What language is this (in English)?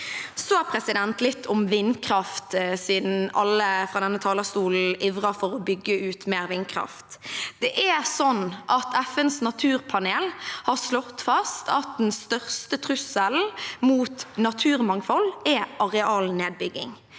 Norwegian